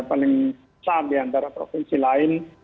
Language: Indonesian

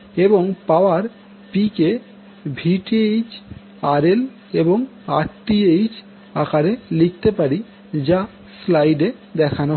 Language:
Bangla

